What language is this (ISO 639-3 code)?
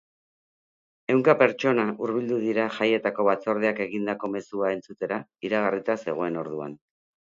eus